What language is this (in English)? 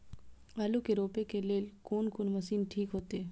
Maithili